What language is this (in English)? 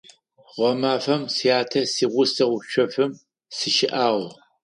Adyghe